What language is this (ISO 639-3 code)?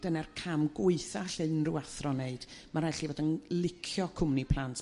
cym